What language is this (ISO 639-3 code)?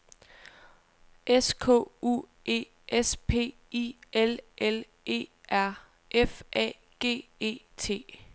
dan